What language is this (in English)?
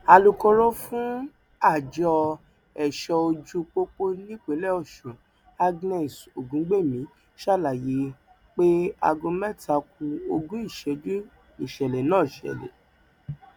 Yoruba